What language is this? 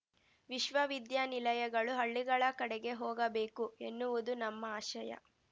Kannada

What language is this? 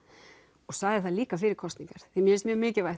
Icelandic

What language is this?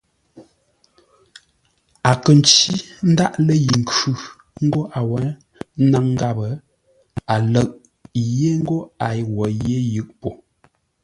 Ngombale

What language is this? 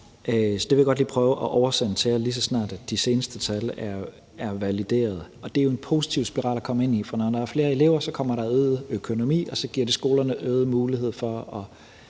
Danish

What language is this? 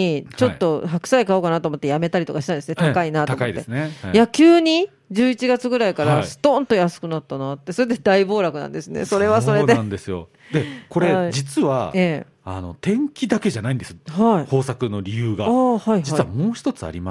Japanese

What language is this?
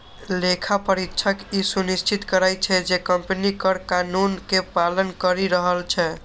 Maithili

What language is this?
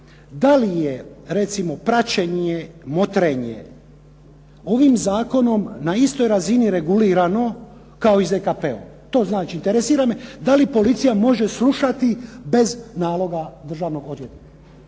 Croatian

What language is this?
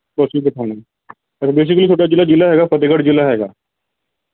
Punjabi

